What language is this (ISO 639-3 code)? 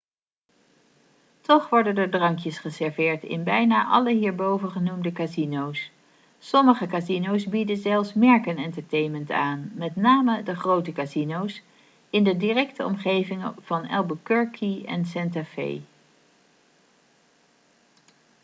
nld